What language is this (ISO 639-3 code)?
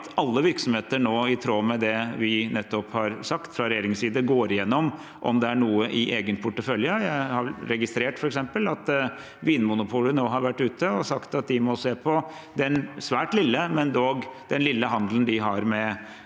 nor